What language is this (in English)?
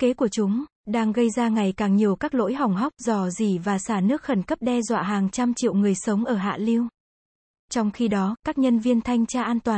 Vietnamese